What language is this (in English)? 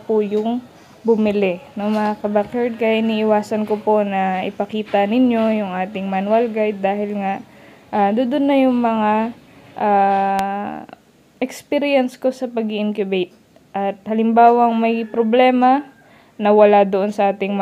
Filipino